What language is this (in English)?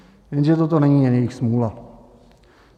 Czech